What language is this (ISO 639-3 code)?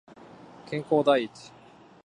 jpn